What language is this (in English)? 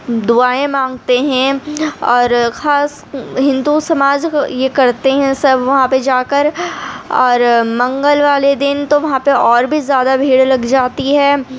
Urdu